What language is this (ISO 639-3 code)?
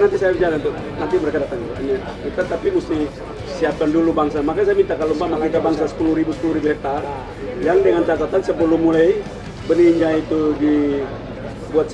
ind